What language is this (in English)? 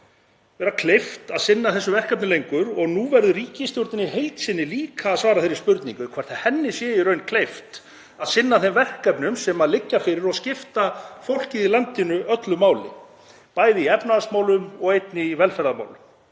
Icelandic